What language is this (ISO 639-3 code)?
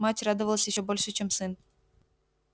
rus